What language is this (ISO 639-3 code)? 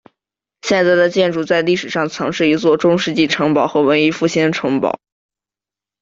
zho